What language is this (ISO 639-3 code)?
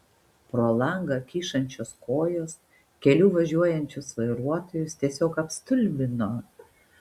lit